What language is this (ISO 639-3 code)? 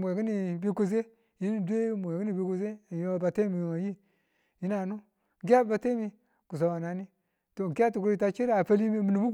tul